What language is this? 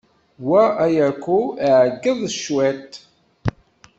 Kabyle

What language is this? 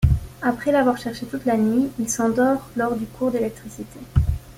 French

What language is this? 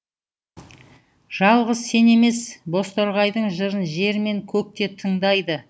Kazakh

